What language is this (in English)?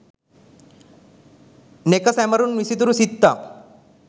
Sinhala